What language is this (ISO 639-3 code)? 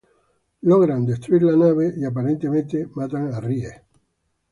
spa